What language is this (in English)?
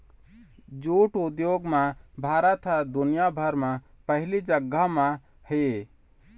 Chhattisgarhi